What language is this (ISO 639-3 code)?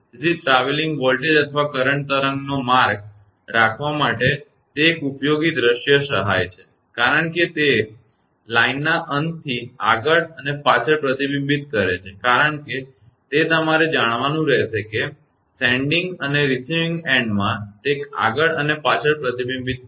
guj